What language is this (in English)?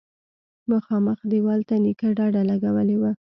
Pashto